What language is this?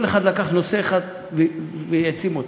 Hebrew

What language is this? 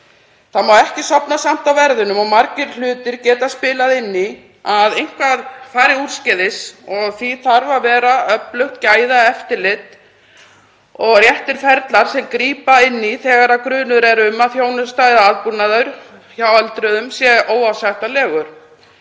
Icelandic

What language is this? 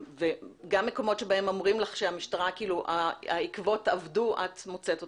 Hebrew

